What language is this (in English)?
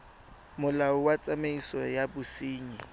Tswana